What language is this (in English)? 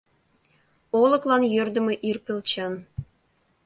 Mari